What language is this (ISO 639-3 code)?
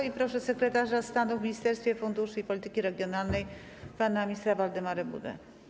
pol